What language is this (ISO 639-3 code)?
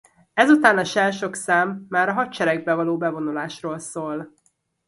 hun